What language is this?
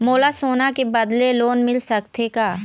Chhattisgarhi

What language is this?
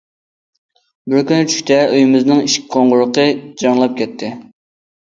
Uyghur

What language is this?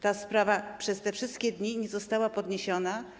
Polish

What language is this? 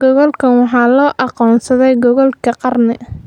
Somali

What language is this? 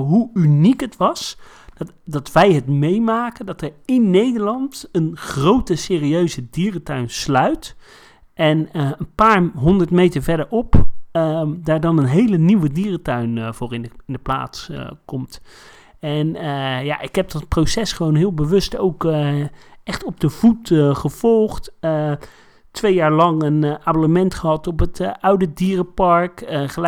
Dutch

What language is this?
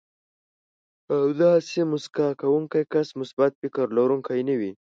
Pashto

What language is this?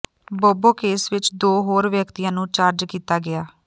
Punjabi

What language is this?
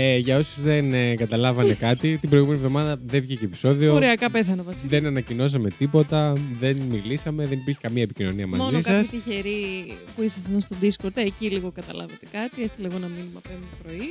Greek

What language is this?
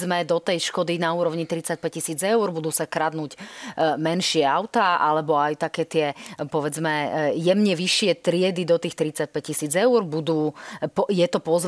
Slovak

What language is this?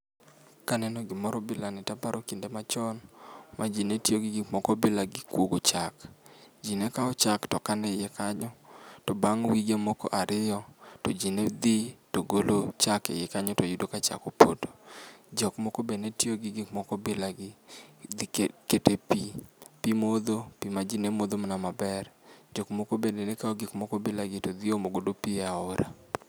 Luo (Kenya and Tanzania)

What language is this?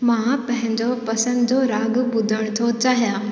Sindhi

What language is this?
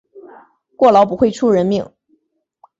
Chinese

